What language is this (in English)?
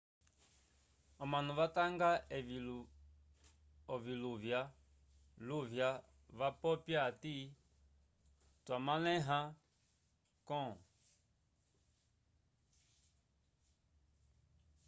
Umbundu